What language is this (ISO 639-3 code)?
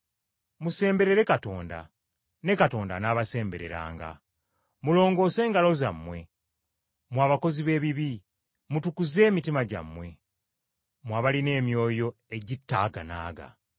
lug